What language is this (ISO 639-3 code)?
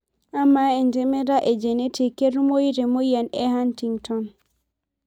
mas